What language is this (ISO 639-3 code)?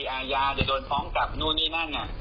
tha